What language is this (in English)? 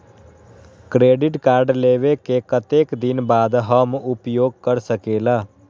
Magahi